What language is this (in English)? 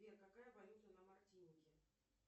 Russian